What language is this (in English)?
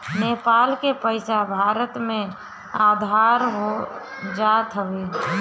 Bhojpuri